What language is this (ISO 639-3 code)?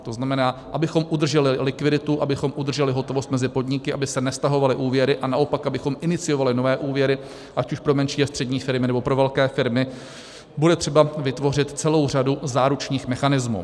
ces